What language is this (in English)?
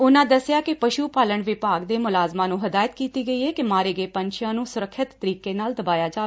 Punjabi